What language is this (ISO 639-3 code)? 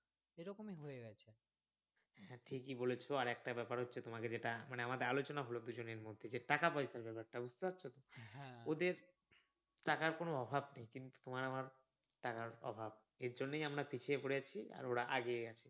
ben